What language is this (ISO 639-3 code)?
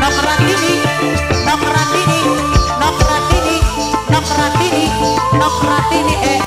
ind